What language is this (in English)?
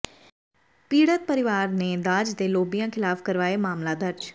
Punjabi